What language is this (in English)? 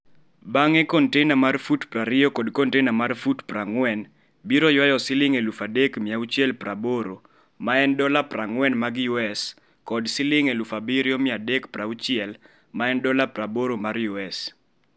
Luo (Kenya and Tanzania)